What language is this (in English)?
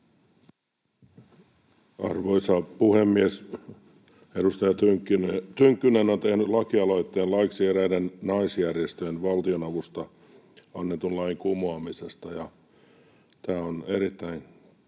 Finnish